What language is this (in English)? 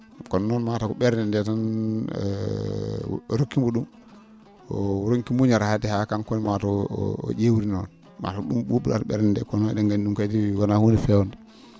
Fula